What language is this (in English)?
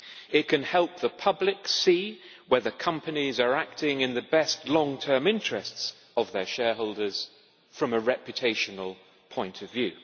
English